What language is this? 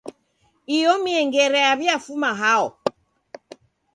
Taita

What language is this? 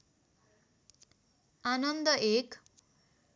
Nepali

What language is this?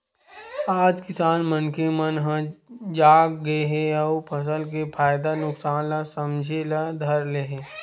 Chhattisgarhi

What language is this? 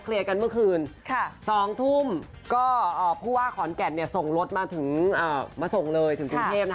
Thai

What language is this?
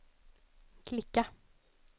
Swedish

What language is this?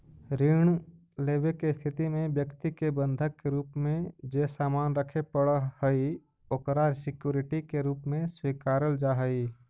Magahi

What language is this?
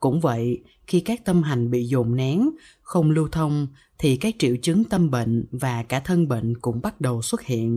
Vietnamese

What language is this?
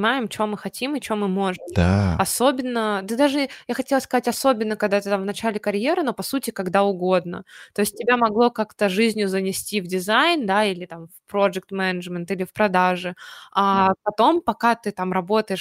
Russian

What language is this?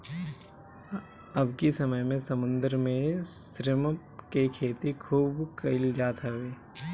Bhojpuri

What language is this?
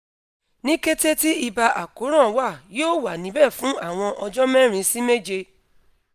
Yoruba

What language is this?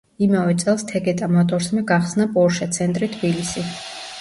Georgian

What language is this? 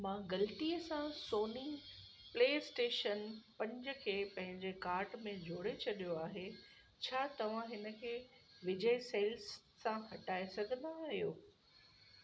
Sindhi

